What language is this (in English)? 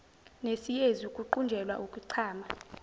Zulu